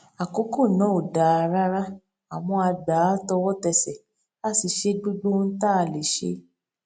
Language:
Yoruba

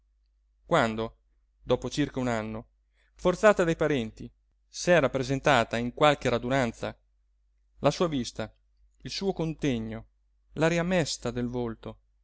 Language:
Italian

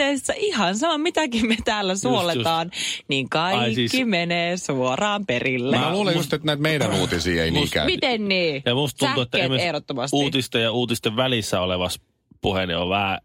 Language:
Finnish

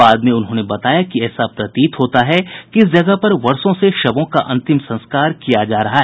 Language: Hindi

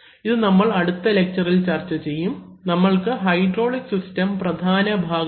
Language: Malayalam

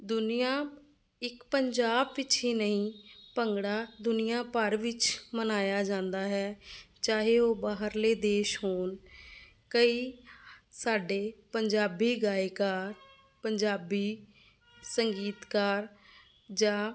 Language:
Punjabi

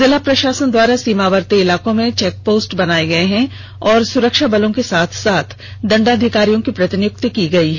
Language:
Hindi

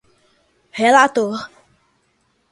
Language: Portuguese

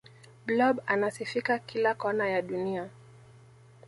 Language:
Swahili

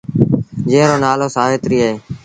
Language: Sindhi Bhil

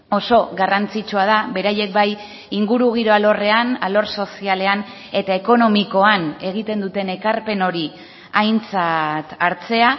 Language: Basque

